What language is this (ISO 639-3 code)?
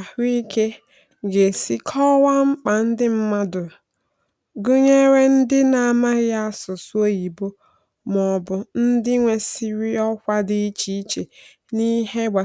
ibo